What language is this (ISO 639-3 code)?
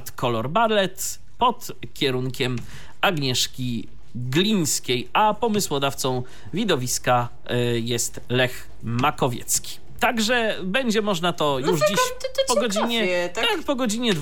pol